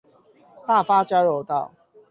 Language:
Chinese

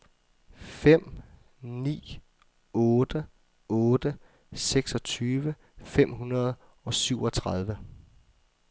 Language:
Danish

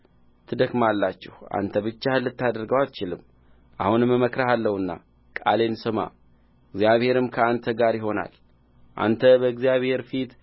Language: Amharic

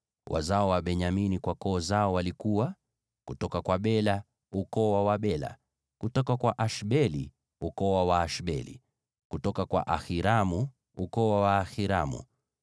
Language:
Swahili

